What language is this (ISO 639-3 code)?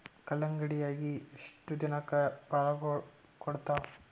kan